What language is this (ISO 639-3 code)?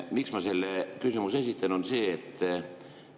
est